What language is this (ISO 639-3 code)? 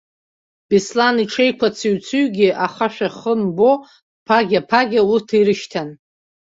abk